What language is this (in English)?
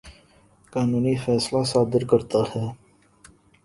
Urdu